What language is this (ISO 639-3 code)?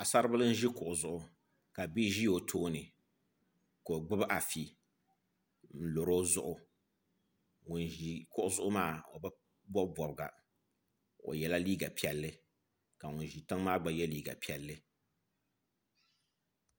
dag